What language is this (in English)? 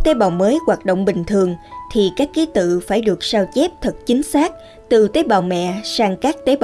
Vietnamese